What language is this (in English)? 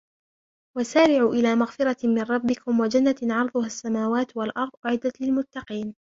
Arabic